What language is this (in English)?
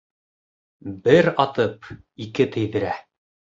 Bashkir